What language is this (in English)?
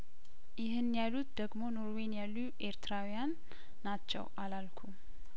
Amharic